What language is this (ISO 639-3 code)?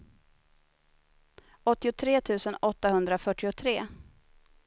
swe